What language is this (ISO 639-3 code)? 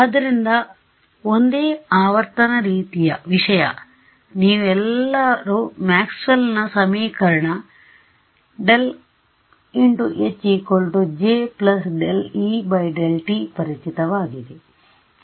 kan